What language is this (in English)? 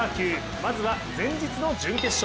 Japanese